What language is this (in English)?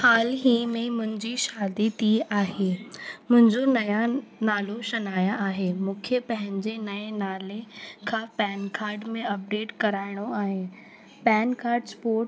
Sindhi